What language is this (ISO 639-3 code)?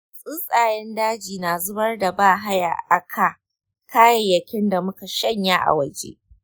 hau